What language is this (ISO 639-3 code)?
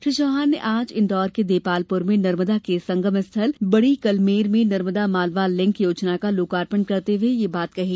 hin